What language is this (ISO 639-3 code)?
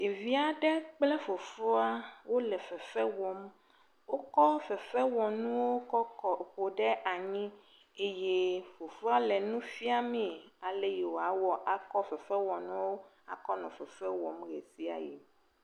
ewe